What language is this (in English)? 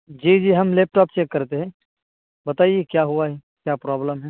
Urdu